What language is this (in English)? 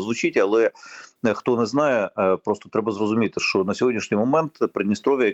Ukrainian